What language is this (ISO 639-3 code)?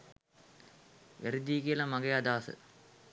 sin